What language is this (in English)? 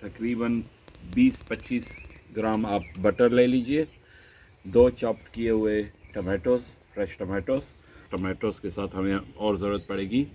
Hindi